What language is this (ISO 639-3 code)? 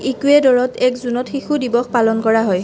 asm